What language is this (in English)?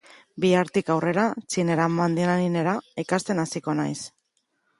Basque